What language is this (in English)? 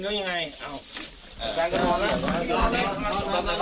Thai